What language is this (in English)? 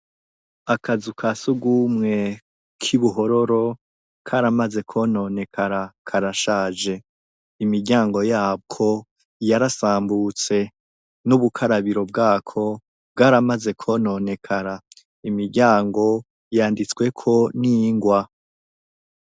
Rundi